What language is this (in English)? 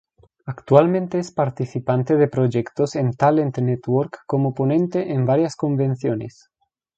Spanish